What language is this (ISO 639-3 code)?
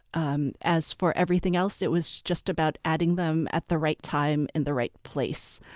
eng